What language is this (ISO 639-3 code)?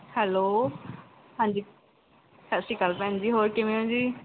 pan